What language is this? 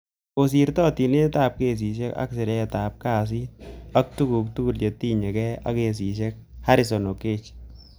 Kalenjin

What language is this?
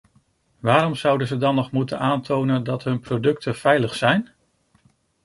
Dutch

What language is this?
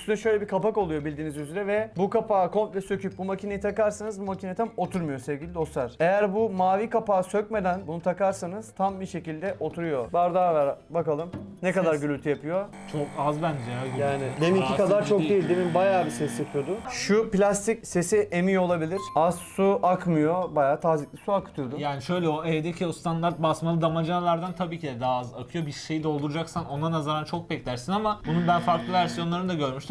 Turkish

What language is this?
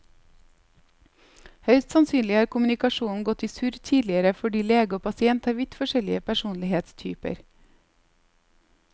Norwegian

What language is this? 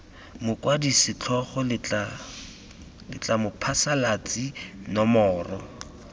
Tswana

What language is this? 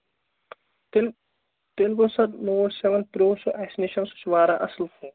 Kashmiri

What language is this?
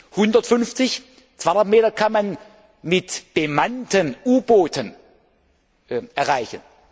German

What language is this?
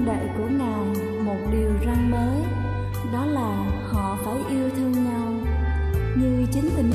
Vietnamese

